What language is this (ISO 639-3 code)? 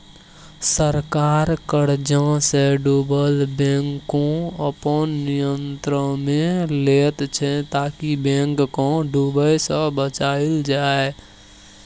mai